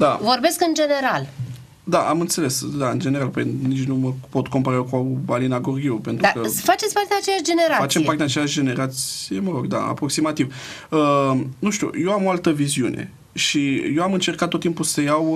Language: Romanian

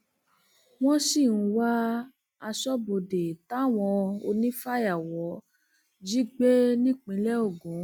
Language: Yoruba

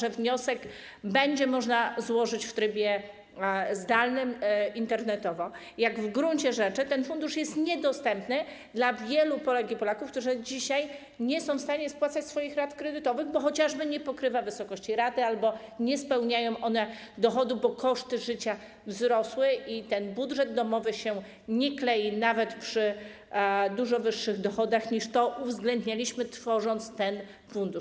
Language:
Polish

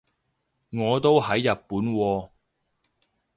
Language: Cantonese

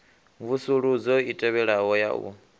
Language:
Venda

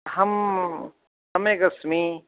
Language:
Sanskrit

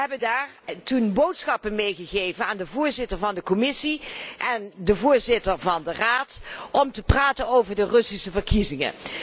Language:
Dutch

